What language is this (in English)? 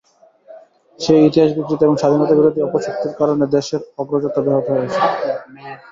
Bangla